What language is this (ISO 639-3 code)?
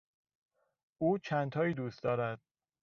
fas